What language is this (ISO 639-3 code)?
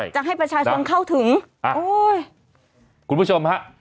tha